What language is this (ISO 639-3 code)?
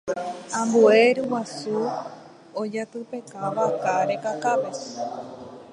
grn